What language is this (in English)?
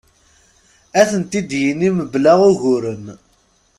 Kabyle